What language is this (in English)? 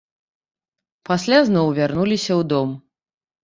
Belarusian